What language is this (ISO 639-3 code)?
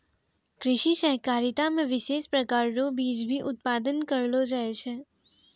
mai